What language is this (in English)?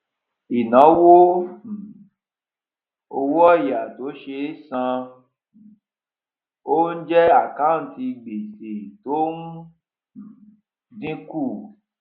Yoruba